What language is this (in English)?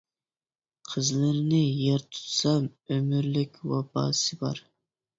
Uyghur